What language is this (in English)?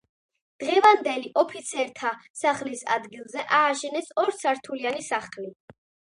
Georgian